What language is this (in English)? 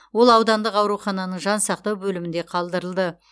Kazakh